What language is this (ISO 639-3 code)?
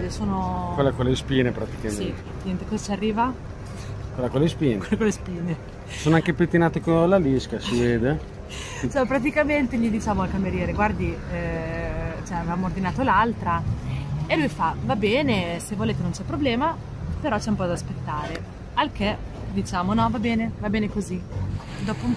ita